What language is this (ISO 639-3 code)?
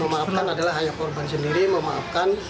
ind